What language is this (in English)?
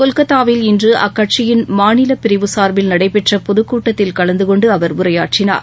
Tamil